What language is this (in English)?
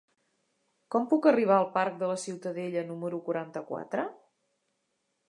Catalan